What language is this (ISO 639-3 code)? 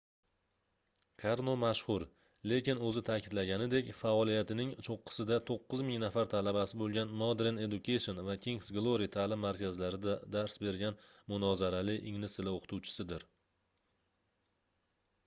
uzb